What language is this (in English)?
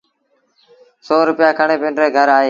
Sindhi Bhil